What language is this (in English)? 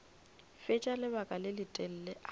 Northern Sotho